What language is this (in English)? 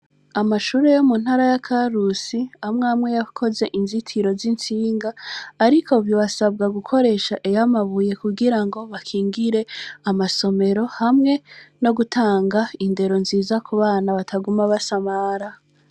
Rundi